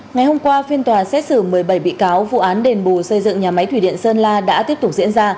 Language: Vietnamese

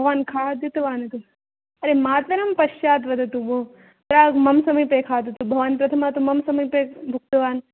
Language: Sanskrit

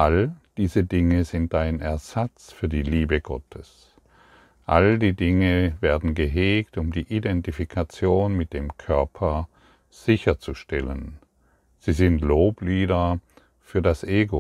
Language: German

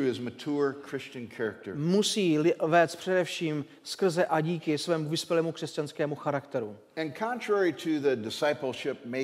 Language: Czech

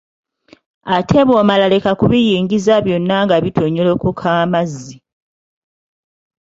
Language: Ganda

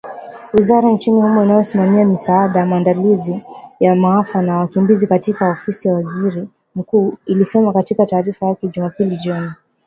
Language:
Swahili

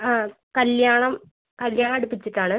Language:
Malayalam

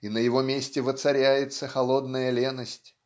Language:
Russian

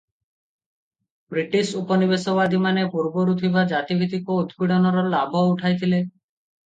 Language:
Odia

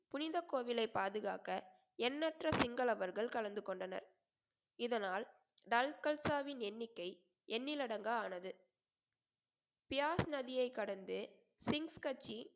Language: Tamil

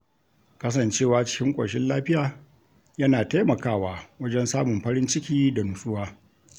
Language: Hausa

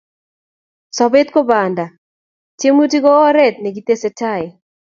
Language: Kalenjin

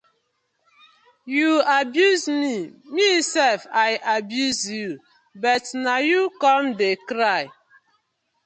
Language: Nigerian Pidgin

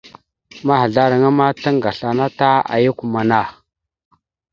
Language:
Mada (Cameroon)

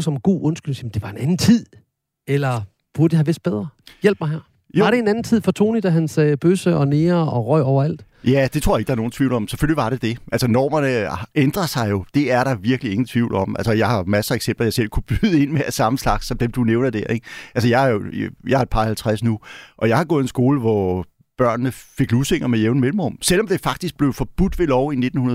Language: Danish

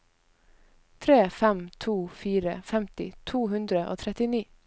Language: Norwegian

